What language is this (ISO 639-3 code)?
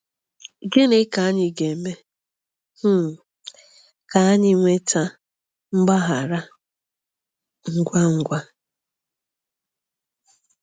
ibo